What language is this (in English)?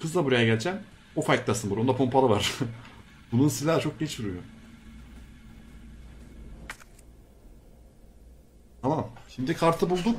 Turkish